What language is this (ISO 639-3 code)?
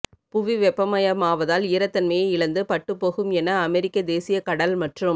tam